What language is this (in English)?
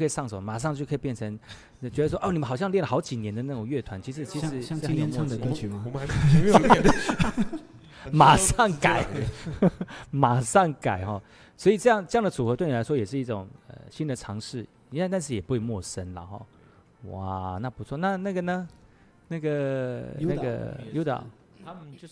Chinese